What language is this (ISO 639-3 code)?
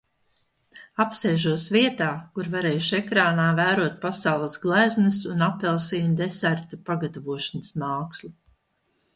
lav